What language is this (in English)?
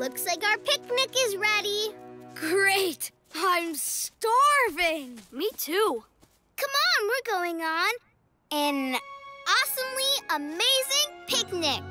English